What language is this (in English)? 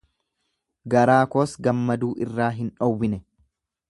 Oromo